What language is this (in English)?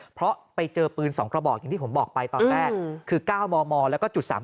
Thai